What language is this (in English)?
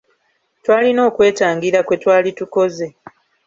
Ganda